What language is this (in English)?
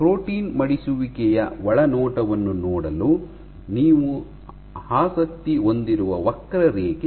Kannada